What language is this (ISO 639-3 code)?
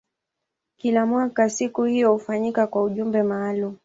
swa